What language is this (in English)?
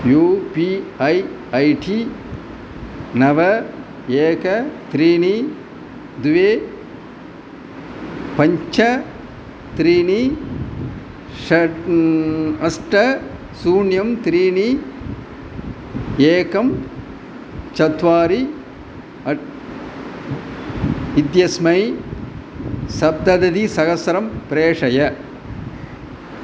Sanskrit